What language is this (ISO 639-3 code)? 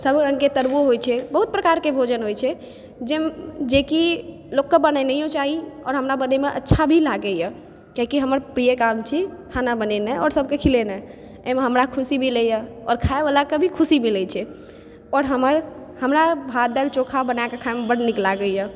mai